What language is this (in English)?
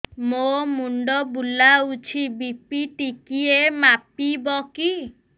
Odia